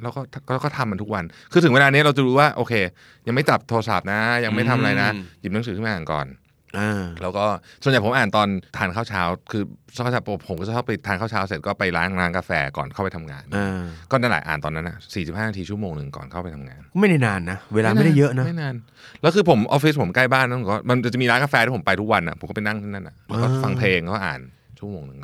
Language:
Thai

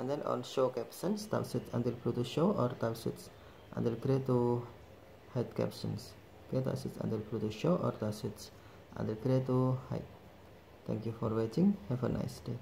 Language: Indonesian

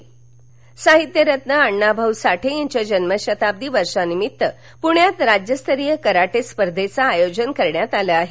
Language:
Marathi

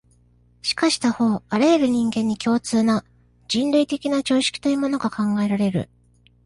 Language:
Japanese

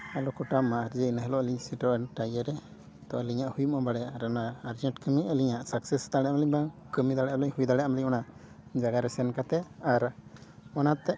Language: Santali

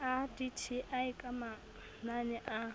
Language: Southern Sotho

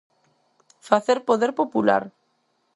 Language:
Galician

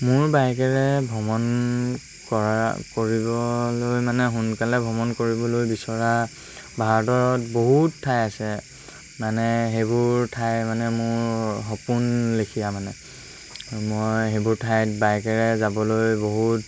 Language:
Assamese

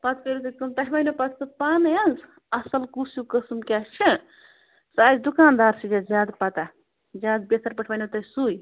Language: Kashmiri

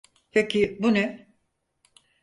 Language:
Turkish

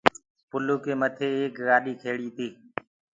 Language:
Gurgula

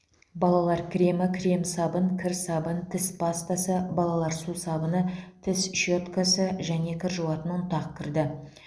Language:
Kazakh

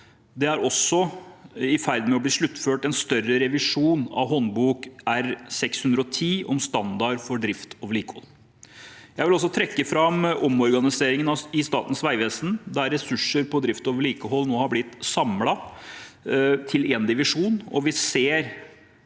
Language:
Norwegian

